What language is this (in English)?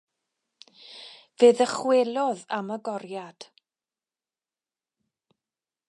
Welsh